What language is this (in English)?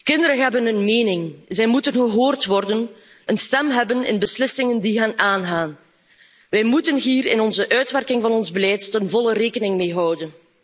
Dutch